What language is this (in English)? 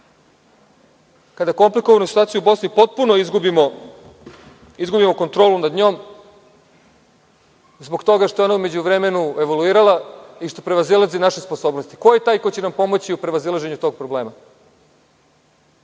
Serbian